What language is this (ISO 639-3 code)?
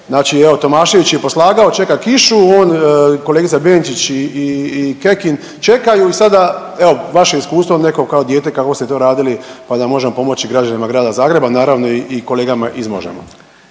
hrv